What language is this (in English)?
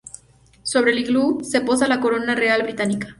Spanish